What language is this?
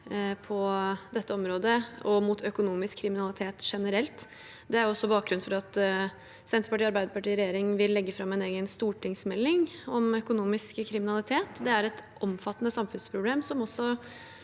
Norwegian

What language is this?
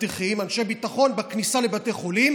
Hebrew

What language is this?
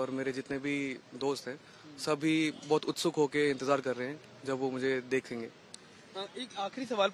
Hindi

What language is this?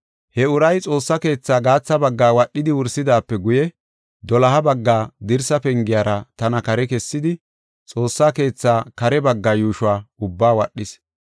Gofa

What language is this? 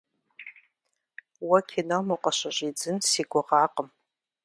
Kabardian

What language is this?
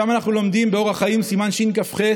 Hebrew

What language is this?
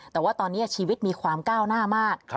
Thai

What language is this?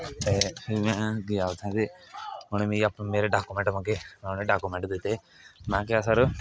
Dogri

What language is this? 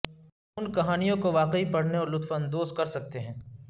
Urdu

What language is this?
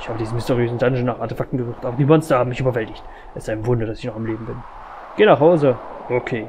German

